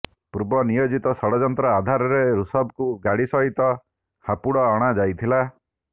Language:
Odia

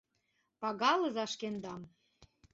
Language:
Mari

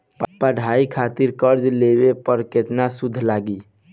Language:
Bhojpuri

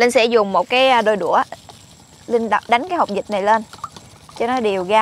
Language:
Vietnamese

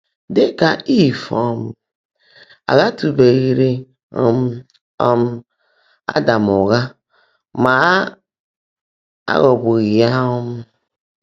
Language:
Igbo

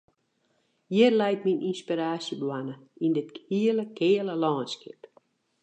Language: Western Frisian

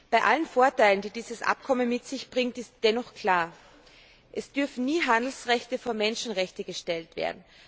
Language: German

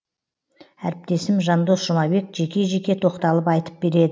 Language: Kazakh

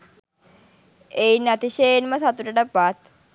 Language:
Sinhala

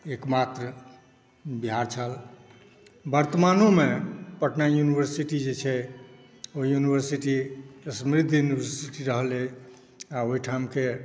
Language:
Maithili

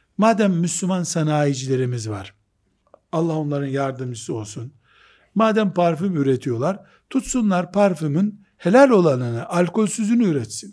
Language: Turkish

